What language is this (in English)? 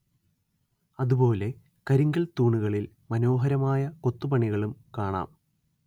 Malayalam